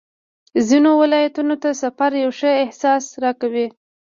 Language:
Pashto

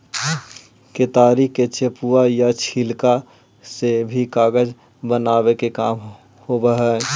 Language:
Magahi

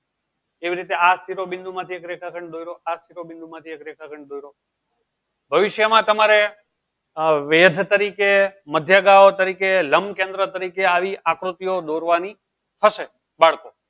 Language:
Gujarati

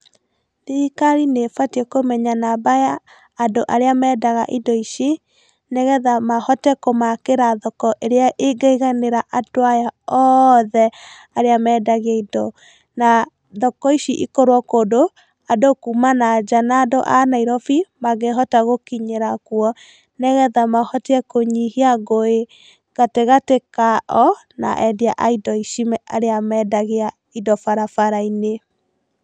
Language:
Kikuyu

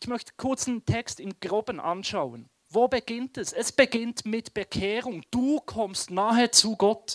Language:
German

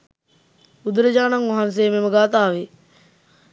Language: Sinhala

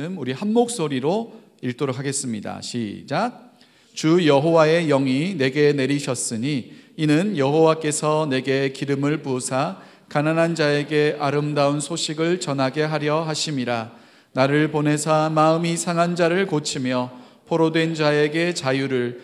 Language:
Korean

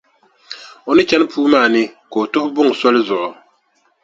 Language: Dagbani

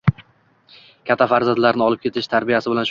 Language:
Uzbek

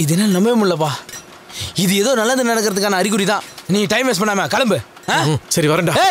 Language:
Tamil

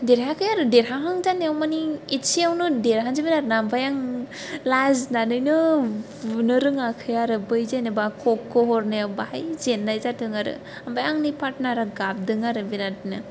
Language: Bodo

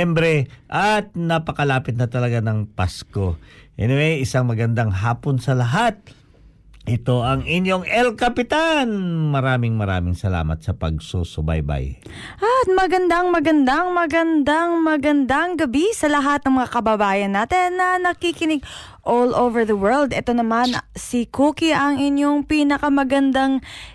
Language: Filipino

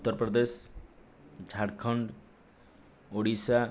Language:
Odia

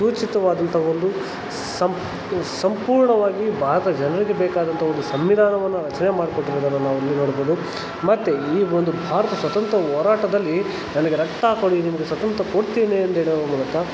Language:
Kannada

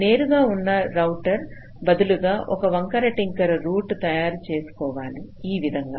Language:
Telugu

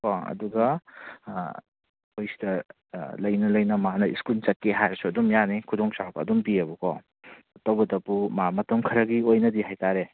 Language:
Manipuri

